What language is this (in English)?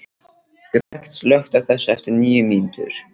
Icelandic